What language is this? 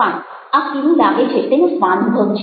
Gujarati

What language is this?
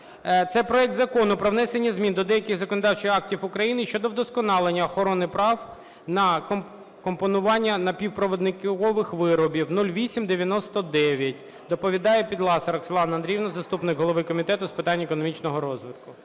Ukrainian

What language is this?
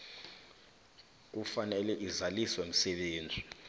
South Ndebele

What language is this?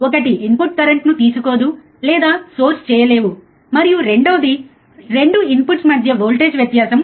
Telugu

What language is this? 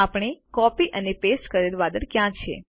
Gujarati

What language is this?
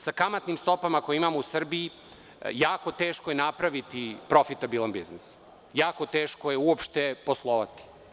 Serbian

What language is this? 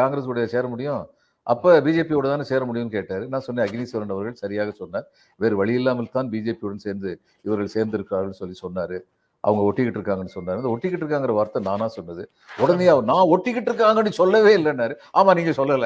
Tamil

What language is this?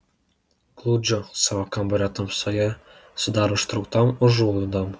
Lithuanian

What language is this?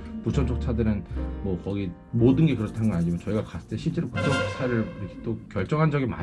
Korean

